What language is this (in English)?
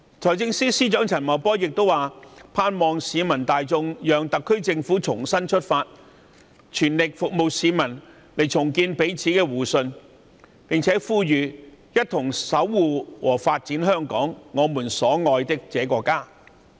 Cantonese